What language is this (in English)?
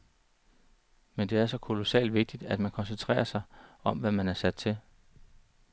Danish